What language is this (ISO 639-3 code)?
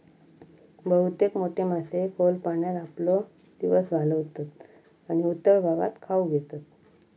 mar